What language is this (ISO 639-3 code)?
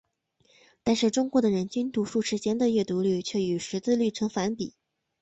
zho